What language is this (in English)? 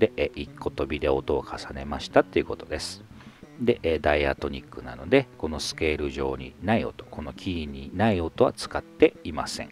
Japanese